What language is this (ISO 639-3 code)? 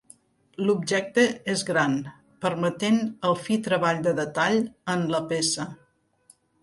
cat